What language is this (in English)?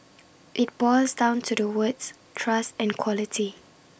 English